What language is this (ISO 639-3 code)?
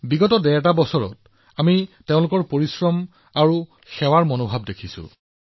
asm